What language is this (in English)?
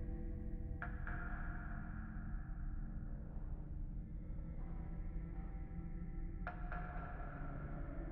Japanese